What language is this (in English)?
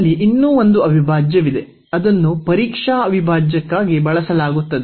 Kannada